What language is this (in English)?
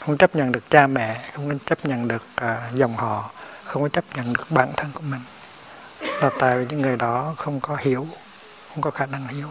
Vietnamese